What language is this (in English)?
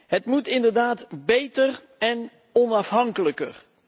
Dutch